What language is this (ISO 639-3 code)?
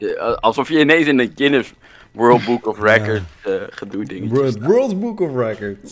nld